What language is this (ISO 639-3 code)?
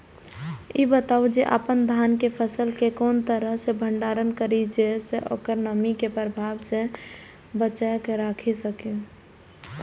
mai